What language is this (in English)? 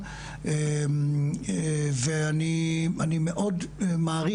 Hebrew